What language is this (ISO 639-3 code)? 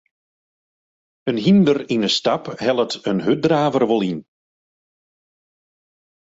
fry